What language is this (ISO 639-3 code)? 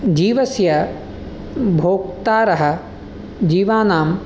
san